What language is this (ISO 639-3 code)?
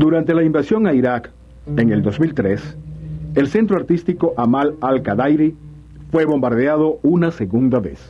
spa